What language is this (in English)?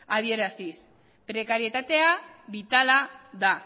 Basque